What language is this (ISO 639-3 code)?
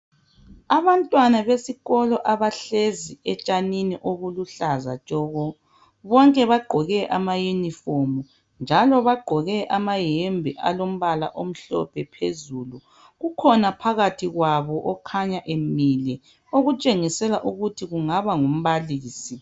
nde